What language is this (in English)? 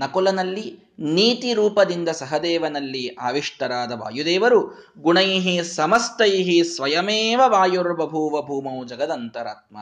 Kannada